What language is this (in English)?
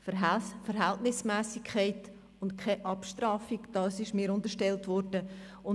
Swiss German